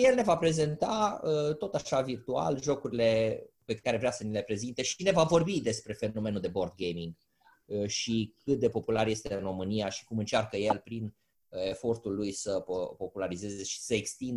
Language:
Romanian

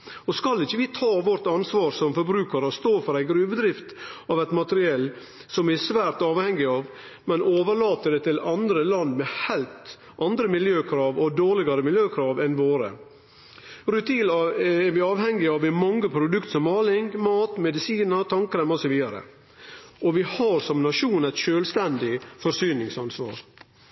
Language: Norwegian Nynorsk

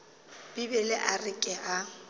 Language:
Northern Sotho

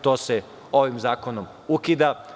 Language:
Serbian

